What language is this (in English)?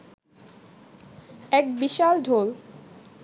Bangla